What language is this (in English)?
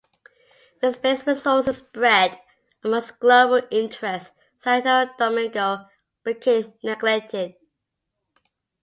English